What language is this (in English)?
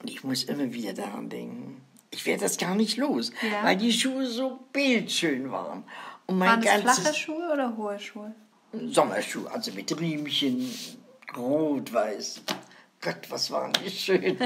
German